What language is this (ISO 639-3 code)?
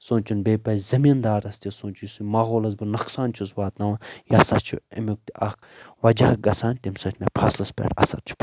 kas